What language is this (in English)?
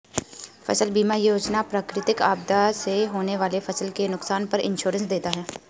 Hindi